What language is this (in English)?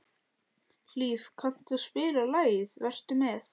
Icelandic